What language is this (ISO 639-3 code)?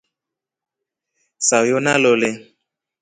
rof